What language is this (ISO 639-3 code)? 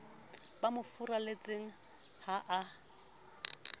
sot